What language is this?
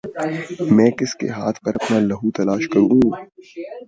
Urdu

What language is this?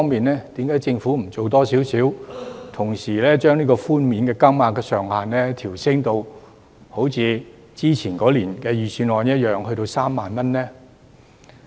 Cantonese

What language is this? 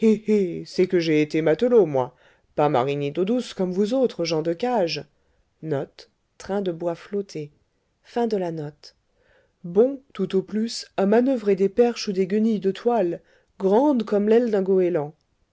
French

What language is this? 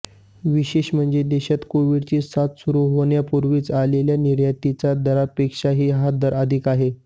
Marathi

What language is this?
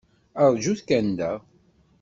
Kabyle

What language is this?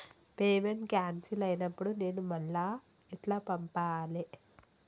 Telugu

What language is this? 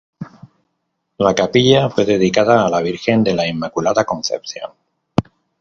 Spanish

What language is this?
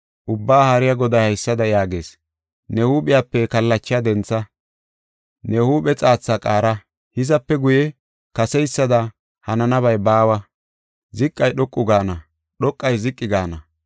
Gofa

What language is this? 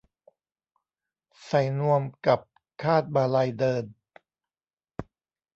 Thai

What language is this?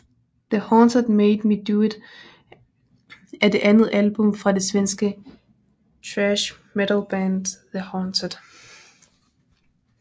Danish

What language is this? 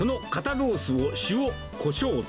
Japanese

